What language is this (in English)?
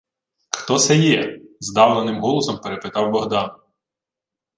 Ukrainian